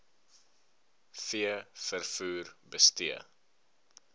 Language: Afrikaans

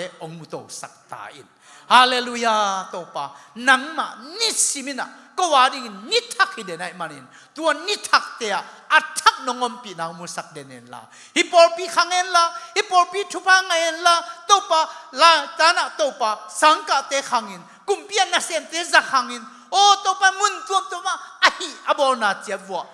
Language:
Indonesian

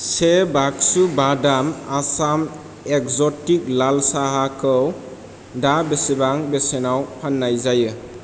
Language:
Bodo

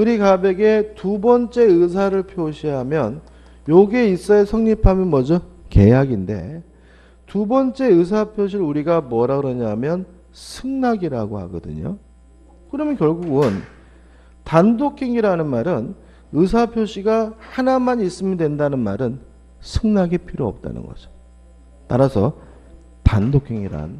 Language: Korean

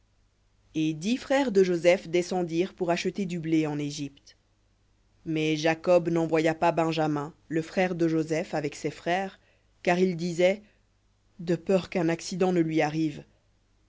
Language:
French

